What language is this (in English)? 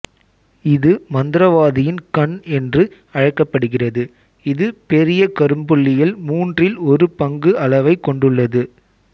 Tamil